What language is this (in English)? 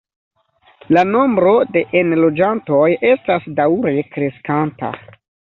Esperanto